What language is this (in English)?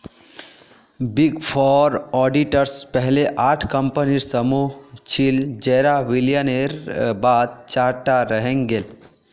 Magahi